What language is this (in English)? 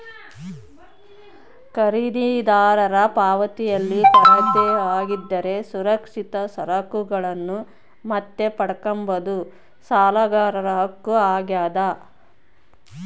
Kannada